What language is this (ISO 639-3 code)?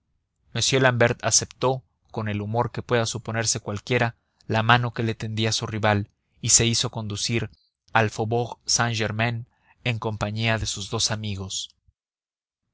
spa